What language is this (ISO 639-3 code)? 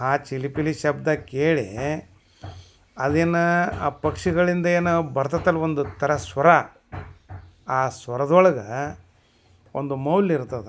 kan